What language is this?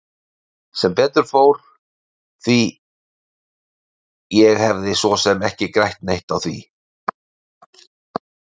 Icelandic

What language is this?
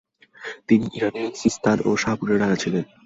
Bangla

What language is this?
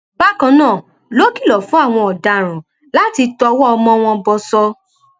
Yoruba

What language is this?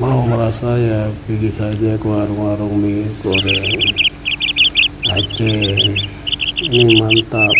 Indonesian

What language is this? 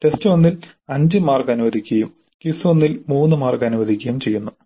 Malayalam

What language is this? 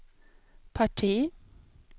Swedish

